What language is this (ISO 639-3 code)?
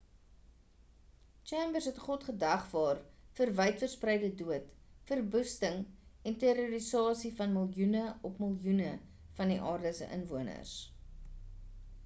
afr